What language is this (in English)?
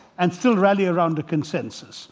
English